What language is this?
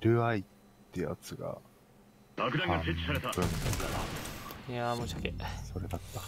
Japanese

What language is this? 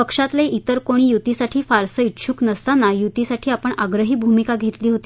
Marathi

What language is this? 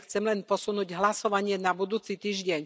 Slovak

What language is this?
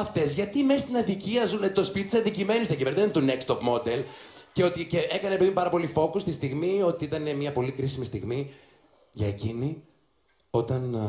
Greek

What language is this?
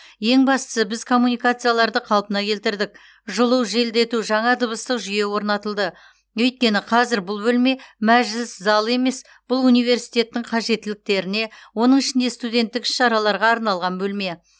Kazakh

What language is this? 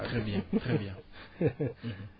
Wolof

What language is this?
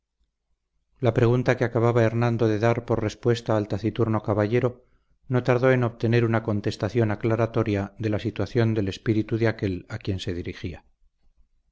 Spanish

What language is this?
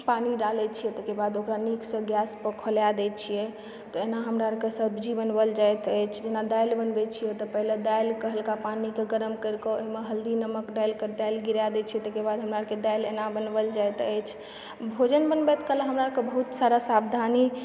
Maithili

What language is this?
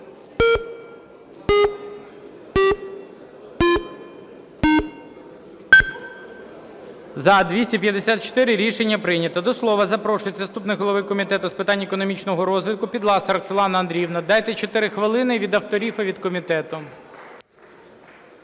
Ukrainian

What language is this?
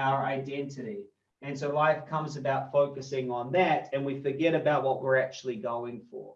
English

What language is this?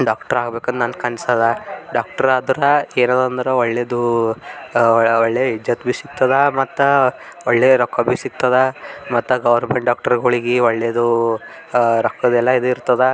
Kannada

